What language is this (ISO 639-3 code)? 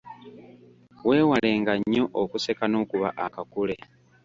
lug